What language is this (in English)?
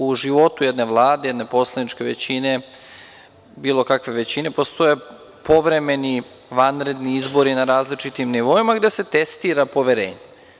Serbian